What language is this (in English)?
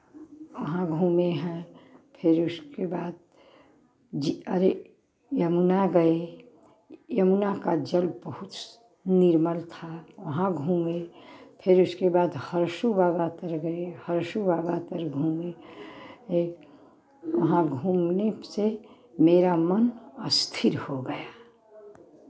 Hindi